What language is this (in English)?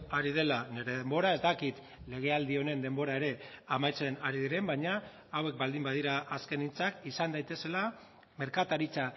Basque